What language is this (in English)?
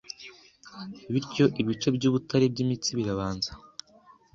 Kinyarwanda